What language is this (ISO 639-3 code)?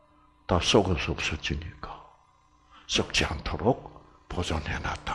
kor